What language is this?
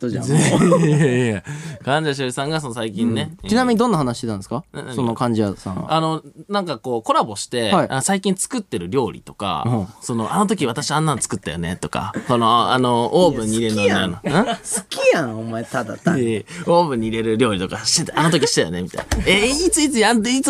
Japanese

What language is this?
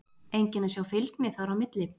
Icelandic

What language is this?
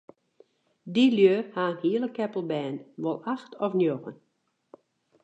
Western Frisian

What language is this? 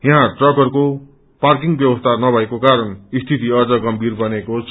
Nepali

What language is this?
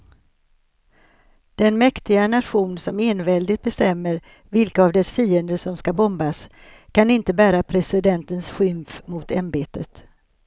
Swedish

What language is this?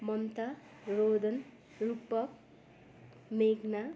Nepali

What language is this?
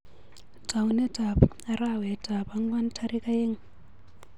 Kalenjin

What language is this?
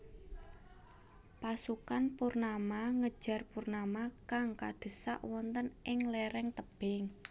Javanese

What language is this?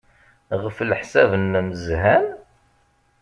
Kabyle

